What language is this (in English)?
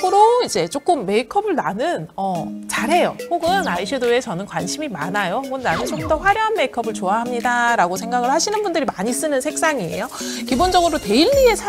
Korean